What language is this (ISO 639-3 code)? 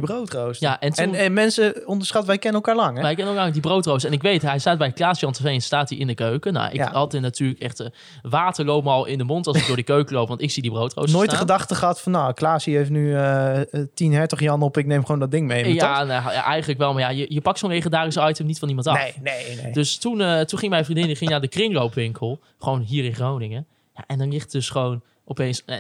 nld